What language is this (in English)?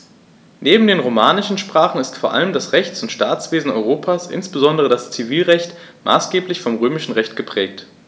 German